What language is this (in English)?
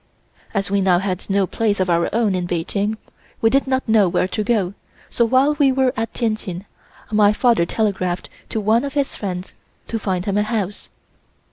English